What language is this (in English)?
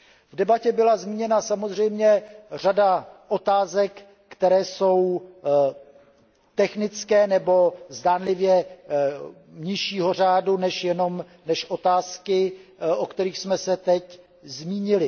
Czech